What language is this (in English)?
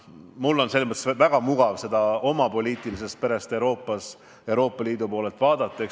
Estonian